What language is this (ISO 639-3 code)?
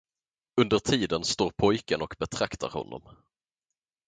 swe